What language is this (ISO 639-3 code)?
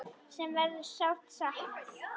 isl